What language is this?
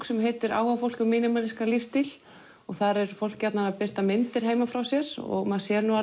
Icelandic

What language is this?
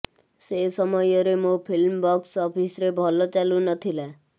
Odia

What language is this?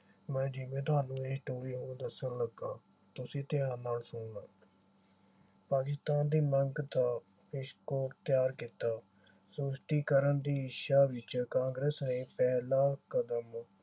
Punjabi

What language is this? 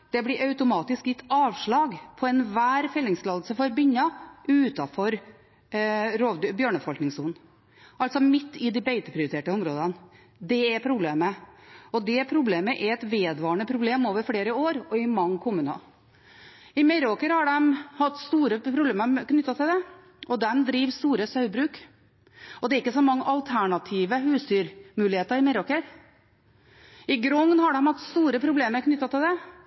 Norwegian Bokmål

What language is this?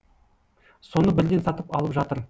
Kazakh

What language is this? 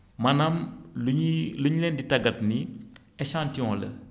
Wolof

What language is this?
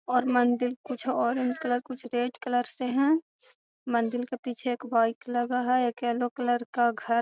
Magahi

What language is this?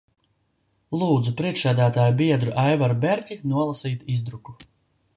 Latvian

